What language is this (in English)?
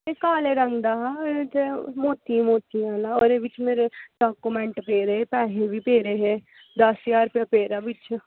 Dogri